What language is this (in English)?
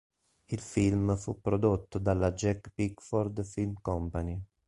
Italian